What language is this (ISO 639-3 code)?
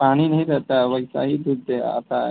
hin